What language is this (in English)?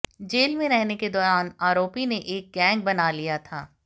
Hindi